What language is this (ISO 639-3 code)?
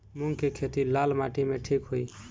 bho